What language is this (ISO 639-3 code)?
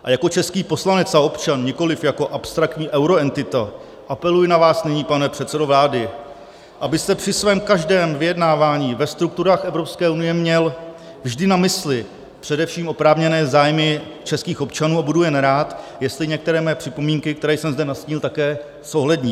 ces